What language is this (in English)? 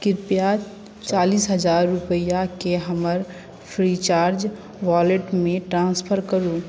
Maithili